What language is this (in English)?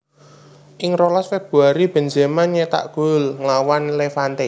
Javanese